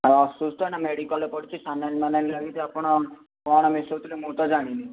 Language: Odia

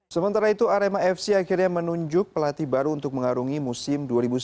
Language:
Indonesian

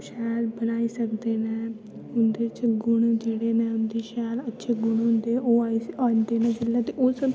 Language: Dogri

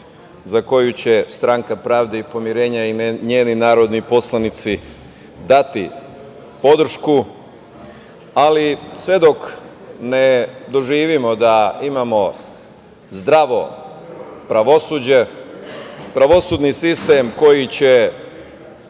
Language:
Serbian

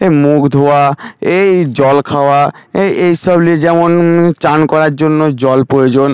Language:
Bangla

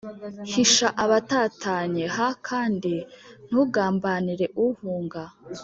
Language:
Kinyarwanda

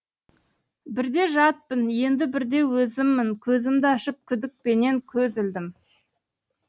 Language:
Kazakh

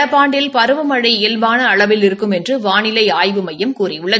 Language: Tamil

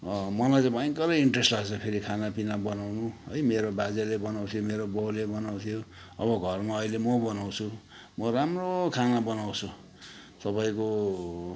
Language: Nepali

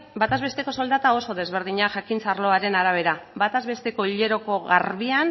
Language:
Basque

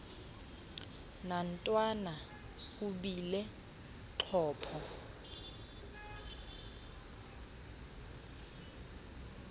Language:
Xhosa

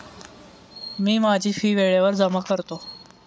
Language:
Marathi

